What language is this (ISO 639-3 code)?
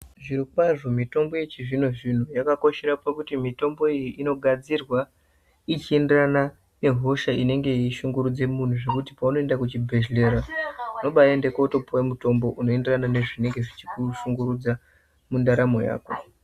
ndc